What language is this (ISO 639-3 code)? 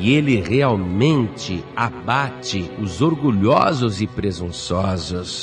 por